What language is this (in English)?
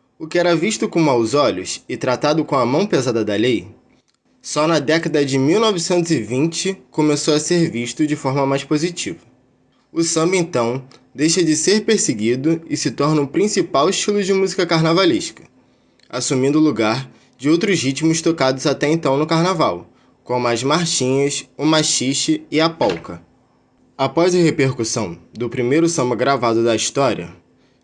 Portuguese